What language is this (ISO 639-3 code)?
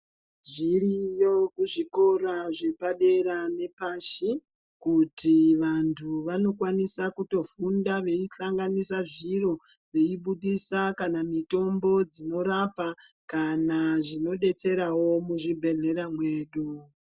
ndc